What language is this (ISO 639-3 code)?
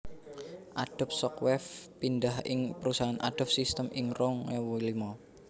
jav